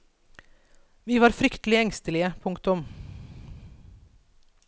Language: Norwegian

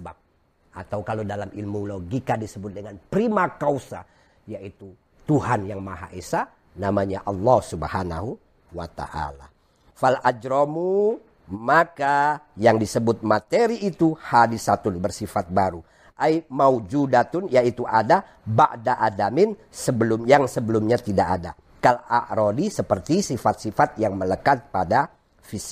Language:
Indonesian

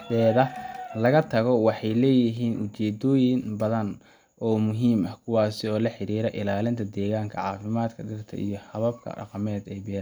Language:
Somali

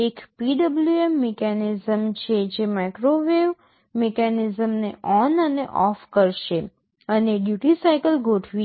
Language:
Gujarati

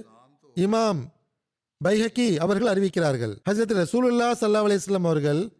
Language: Tamil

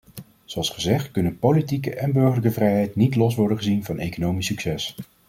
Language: Dutch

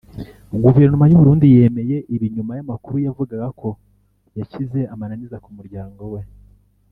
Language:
Kinyarwanda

